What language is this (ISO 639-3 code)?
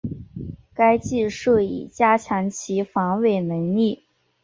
zho